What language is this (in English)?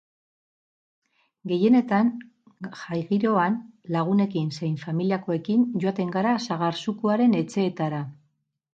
Basque